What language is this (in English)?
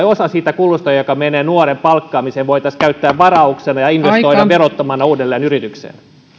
Finnish